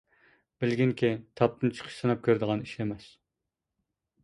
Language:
Uyghur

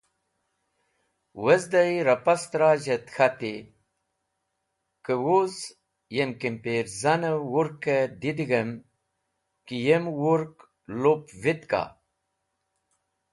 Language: Wakhi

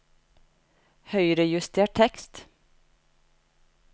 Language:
Norwegian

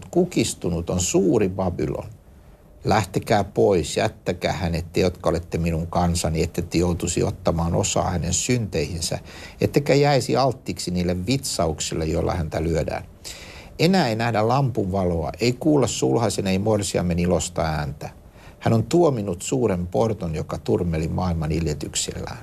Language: Finnish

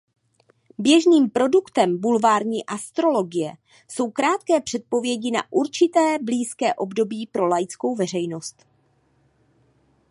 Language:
Czech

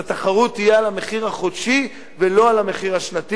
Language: Hebrew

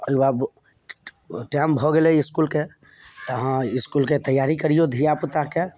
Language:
Maithili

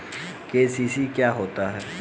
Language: Hindi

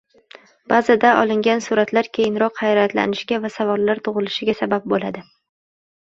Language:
Uzbek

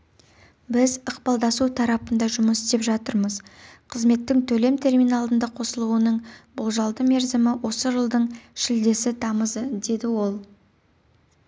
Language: Kazakh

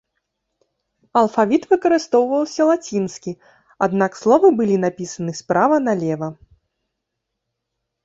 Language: Belarusian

